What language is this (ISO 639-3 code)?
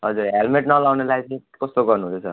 nep